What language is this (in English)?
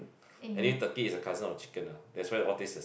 English